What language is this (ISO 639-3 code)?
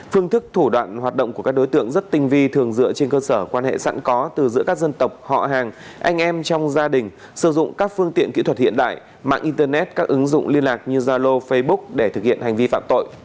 vie